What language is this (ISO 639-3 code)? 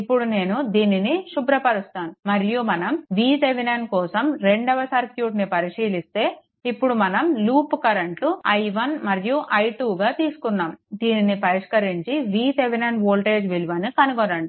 tel